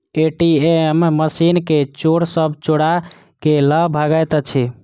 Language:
Maithili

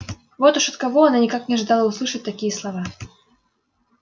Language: Russian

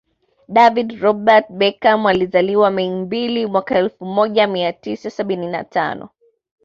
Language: Swahili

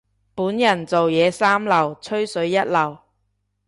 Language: Cantonese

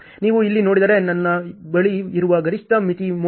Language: Kannada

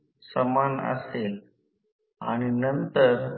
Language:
Marathi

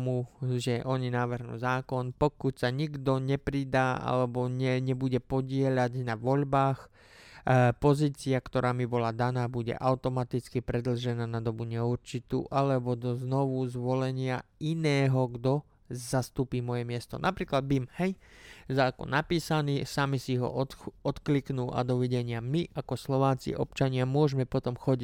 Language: Slovak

